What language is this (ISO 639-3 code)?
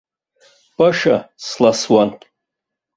abk